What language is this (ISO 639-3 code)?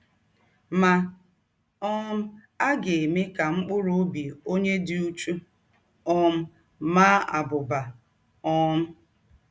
ibo